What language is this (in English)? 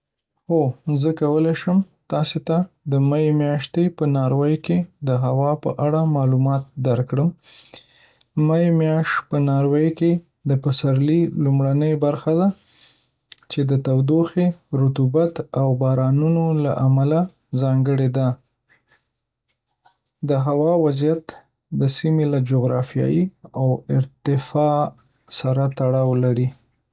Pashto